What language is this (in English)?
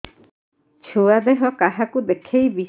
Odia